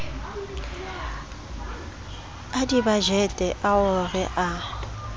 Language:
Southern Sotho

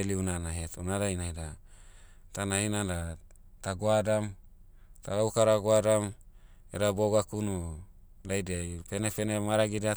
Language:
Motu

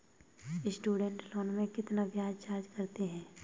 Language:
Hindi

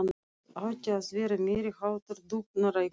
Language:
Icelandic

